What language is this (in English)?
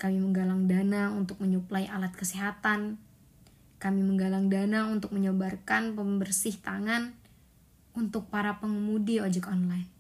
Indonesian